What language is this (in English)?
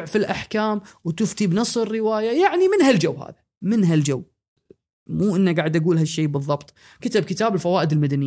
Arabic